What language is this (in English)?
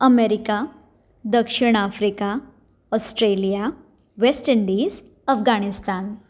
Konkani